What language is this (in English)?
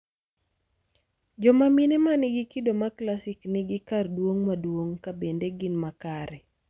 Luo (Kenya and Tanzania)